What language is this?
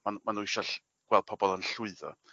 Welsh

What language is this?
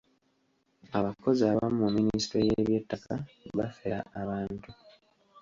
Ganda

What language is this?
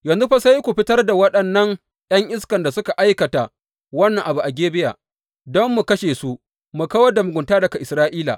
Hausa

